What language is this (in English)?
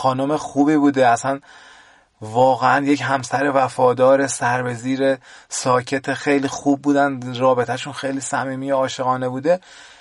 Persian